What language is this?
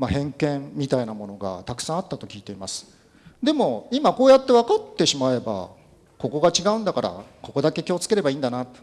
Japanese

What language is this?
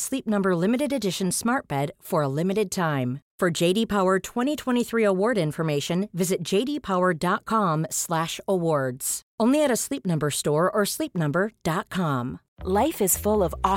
English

